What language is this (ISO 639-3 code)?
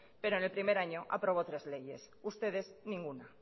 spa